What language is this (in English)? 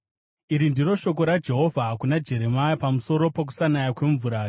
Shona